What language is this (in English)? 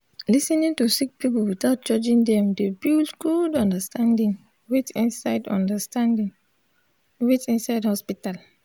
Nigerian Pidgin